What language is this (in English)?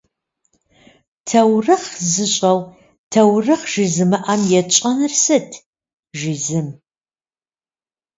Kabardian